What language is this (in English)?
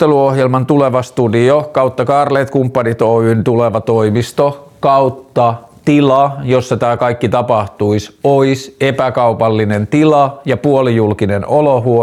Finnish